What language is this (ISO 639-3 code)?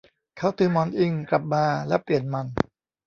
tha